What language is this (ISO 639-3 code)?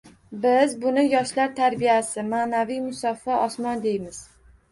uzb